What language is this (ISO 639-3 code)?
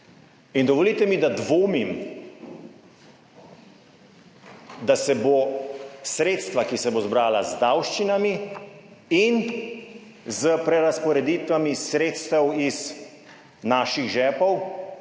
slv